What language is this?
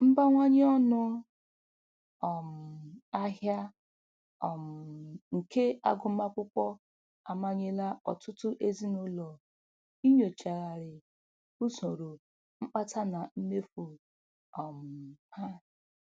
Igbo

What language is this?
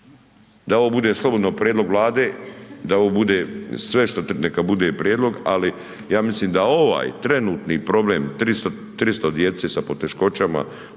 Croatian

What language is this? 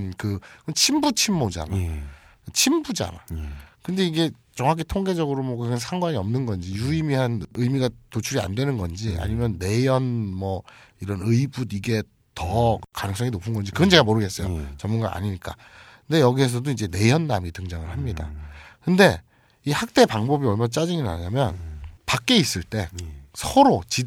Korean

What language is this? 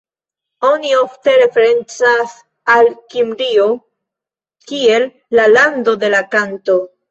Esperanto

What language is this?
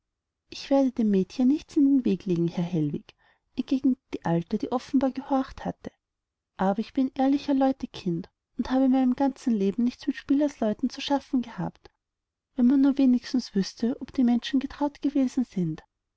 German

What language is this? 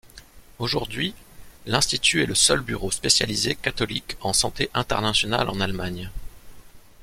French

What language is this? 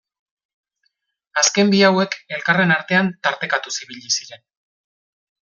Basque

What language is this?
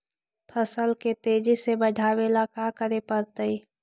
Magahi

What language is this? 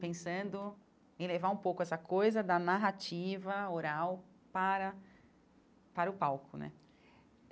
Portuguese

